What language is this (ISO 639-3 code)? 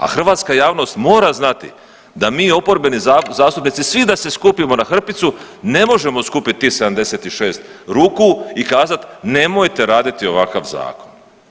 hrv